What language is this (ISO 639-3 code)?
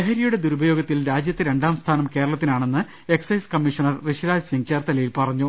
mal